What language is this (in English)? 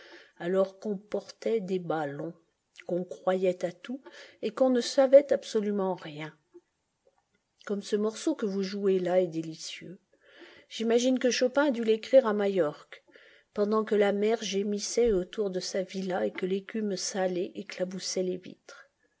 French